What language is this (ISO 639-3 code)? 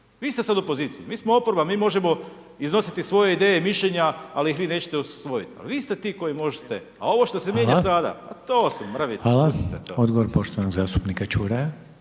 hrv